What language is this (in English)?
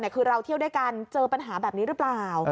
Thai